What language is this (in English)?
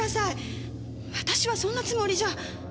Japanese